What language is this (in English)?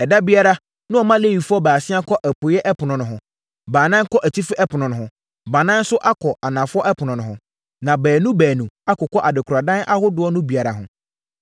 Akan